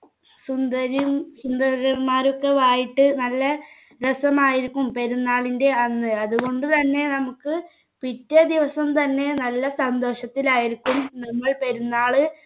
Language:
Malayalam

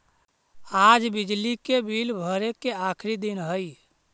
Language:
Magahi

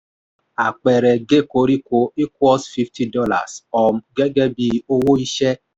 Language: Yoruba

